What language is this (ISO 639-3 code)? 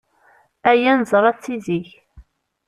kab